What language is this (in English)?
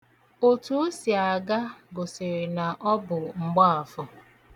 Igbo